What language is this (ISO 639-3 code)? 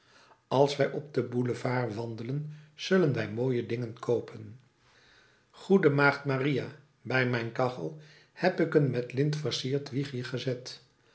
nld